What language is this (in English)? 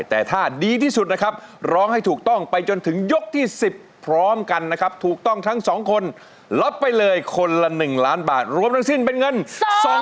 Thai